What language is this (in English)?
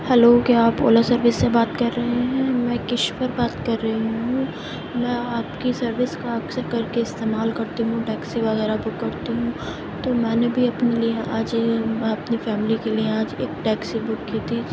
Urdu